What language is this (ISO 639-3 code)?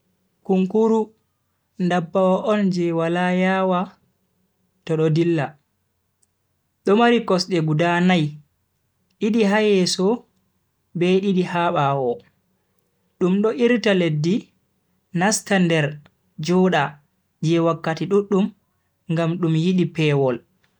fui